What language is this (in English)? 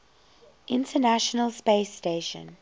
English